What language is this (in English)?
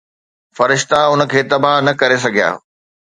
Sindhi